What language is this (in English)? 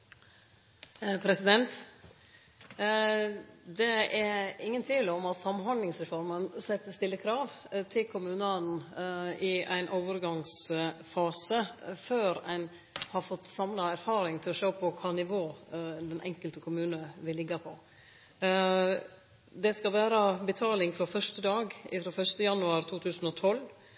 Norwegian Nynorsk